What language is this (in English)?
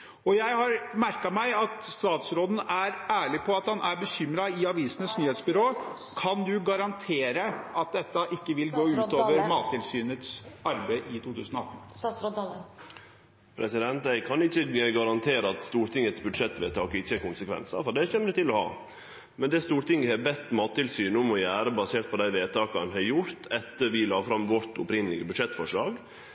Norwegian